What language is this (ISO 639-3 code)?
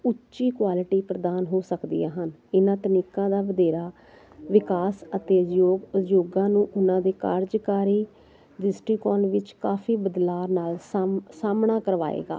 pan